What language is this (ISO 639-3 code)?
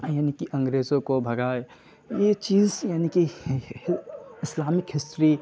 urd